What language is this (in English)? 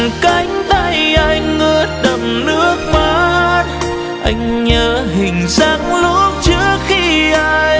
Vietnamese